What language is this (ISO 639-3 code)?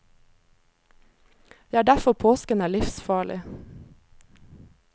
nor